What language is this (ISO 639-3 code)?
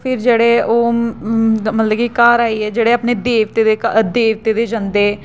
doi